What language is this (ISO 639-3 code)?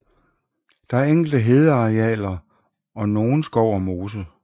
dan